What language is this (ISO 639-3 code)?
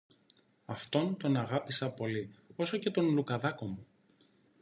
ell